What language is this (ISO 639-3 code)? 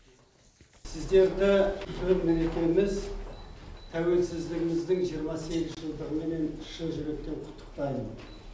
kaz